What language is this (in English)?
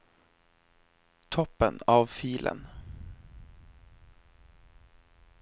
Norwegian